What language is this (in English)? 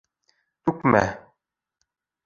Bashkir